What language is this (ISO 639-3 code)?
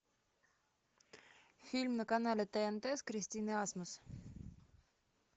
rus